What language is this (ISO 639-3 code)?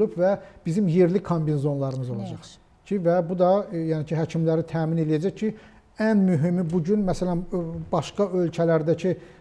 tur